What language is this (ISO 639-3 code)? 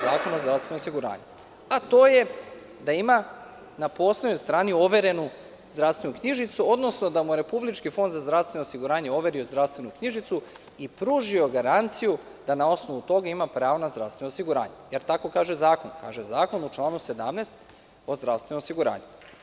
srp